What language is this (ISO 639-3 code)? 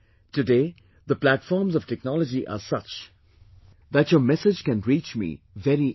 eng